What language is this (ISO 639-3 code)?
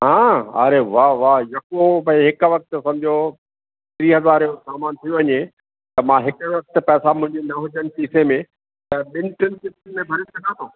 snd